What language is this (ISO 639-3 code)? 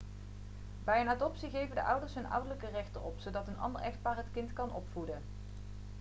nld